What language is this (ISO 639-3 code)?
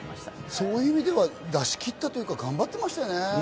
jpn